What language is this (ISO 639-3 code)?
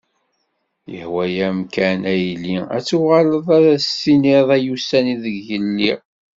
kab